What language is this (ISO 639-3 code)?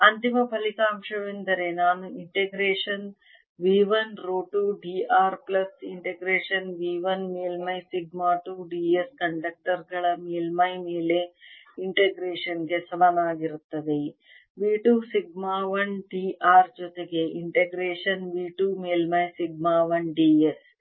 kan